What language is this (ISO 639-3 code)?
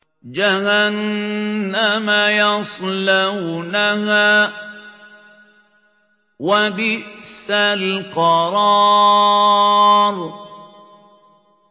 ara